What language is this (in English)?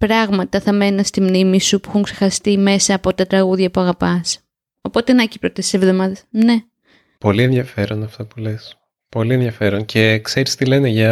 Greek